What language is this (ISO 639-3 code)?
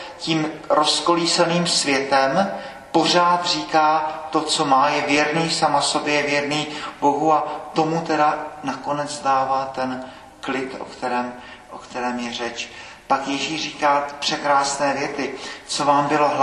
ces